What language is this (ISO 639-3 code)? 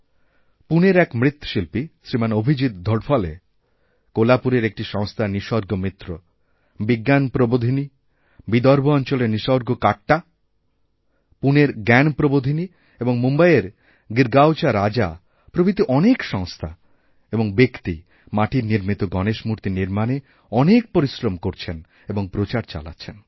ben